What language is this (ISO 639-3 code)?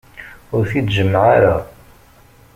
kab